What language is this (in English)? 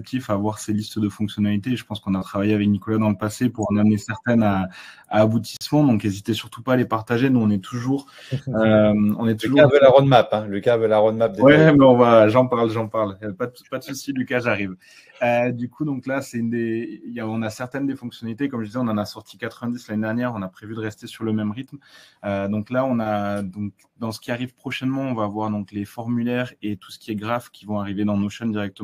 French